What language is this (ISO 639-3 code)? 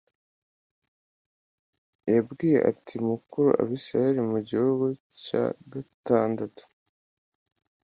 kin